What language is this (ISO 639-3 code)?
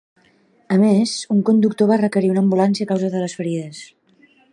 cat